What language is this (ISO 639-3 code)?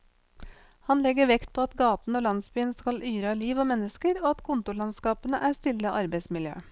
nor